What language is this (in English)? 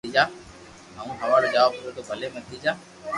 Loarki